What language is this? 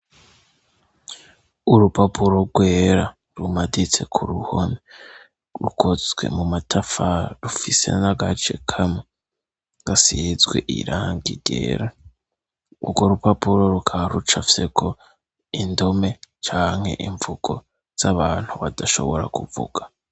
Rundi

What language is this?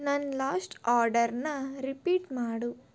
Kannada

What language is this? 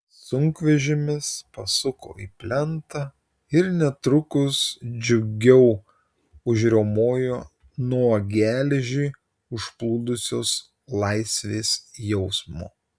Lithuanian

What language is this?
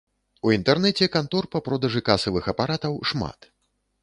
Belarusian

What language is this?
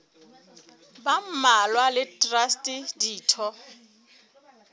Southern Sotho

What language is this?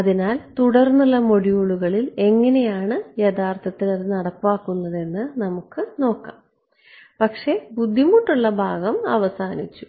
Malayalam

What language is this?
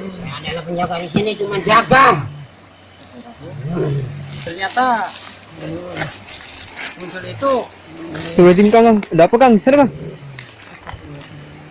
Indonesian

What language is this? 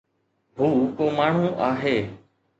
Sindhi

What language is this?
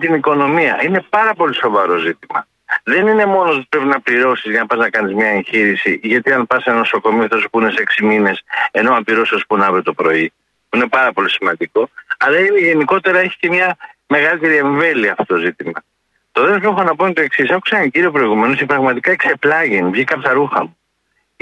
Greek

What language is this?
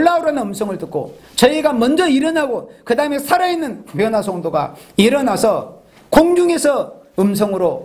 Korean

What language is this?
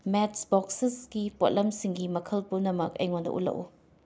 Manipuri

